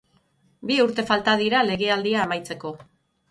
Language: Basque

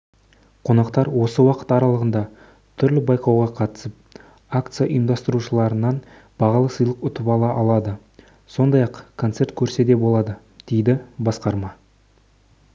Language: Kazakh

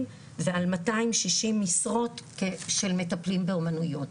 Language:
Hebrew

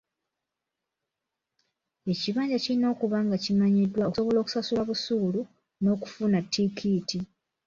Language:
Ganda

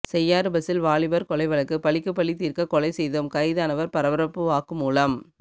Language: Tamil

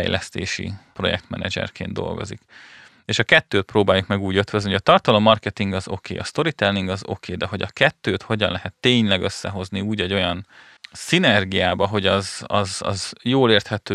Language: Hungarian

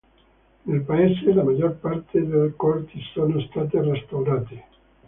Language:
Italian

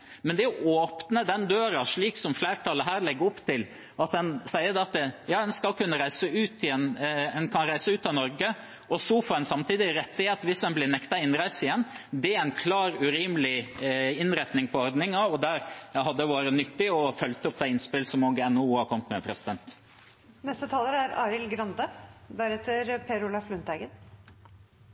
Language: Norwegian Bokmål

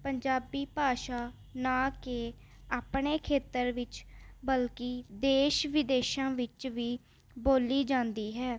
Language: Punjabi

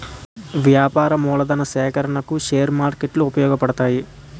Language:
Telugu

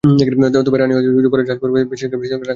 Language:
Bangla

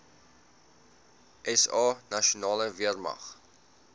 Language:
Afrikaans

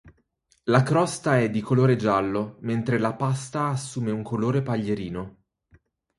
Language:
Italian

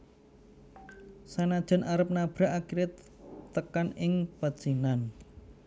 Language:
Javanese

